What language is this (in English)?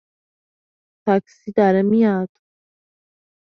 Persian